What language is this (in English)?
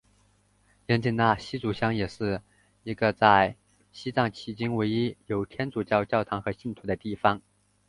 Chinese